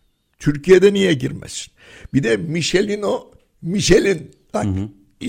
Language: Turkish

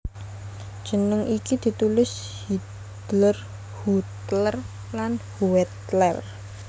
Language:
Javanese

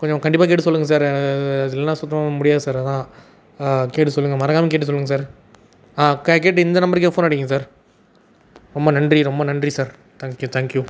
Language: Tamil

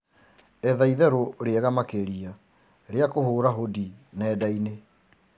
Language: Kikuyu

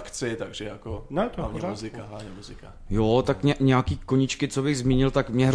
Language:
Czech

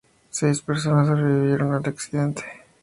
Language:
Spanish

